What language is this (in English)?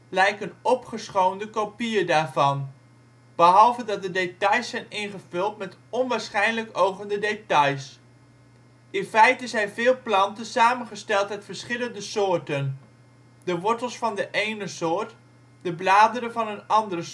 Dutch